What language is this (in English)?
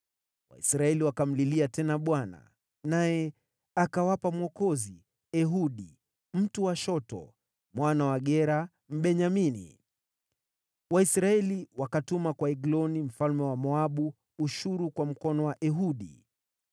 Swahili